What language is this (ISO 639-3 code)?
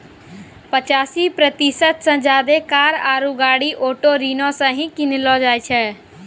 mai